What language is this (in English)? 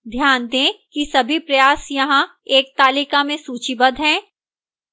Hindi